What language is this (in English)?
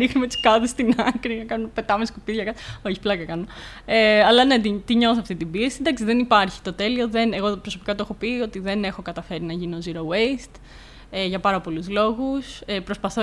Greek